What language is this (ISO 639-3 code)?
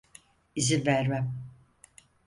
tur